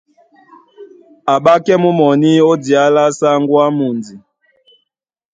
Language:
Duala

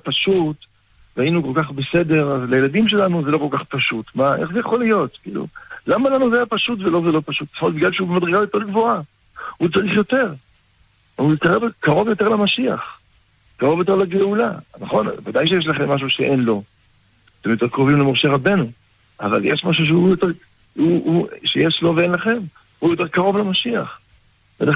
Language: Hebrew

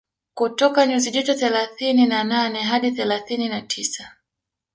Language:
Swahili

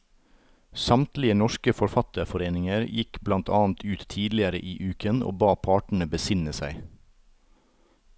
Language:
Norwegian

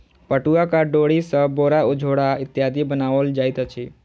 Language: Maithili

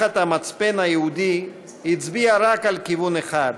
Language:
Hebrew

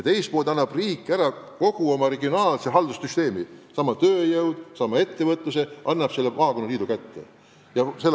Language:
Estonian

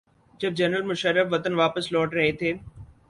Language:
Urdu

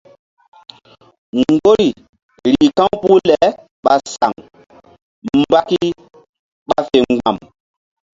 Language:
Mbum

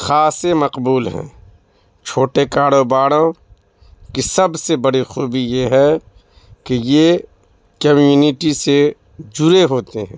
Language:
Urdu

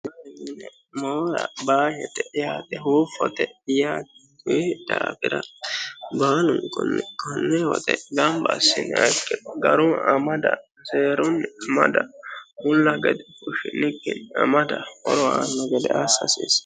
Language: Sidamo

